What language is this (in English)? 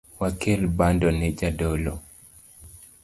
Luo (Kenya and Tanzania)